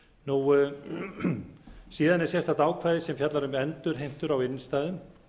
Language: Icelandic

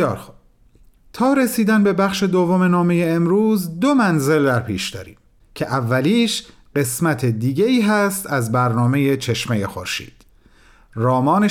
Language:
Persian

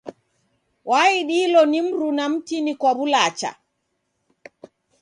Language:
Taita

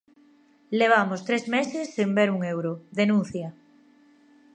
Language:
Galician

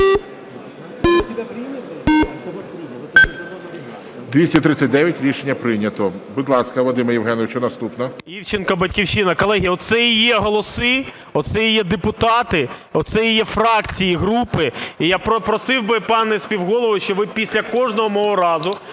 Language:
Ukrainian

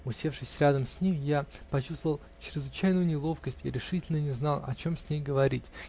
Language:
Russian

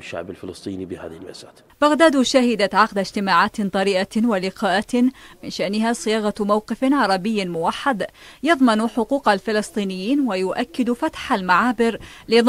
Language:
Arabic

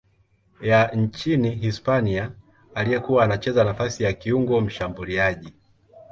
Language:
Swahili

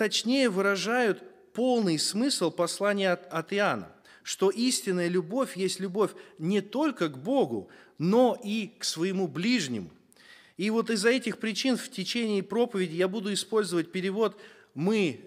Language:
Russian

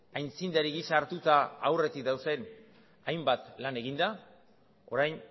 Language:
Basque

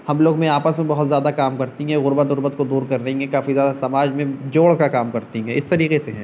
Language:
Urdu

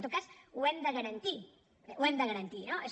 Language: Catalan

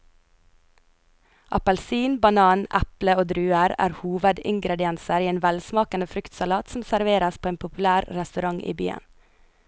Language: Norwegian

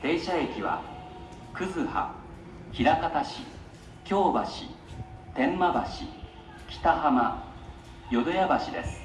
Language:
Japanese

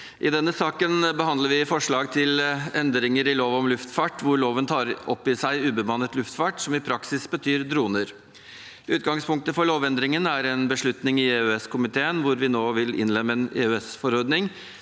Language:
Norwegian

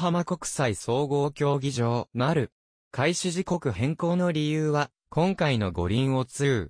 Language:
Japanese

